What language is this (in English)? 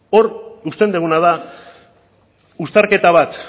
Basque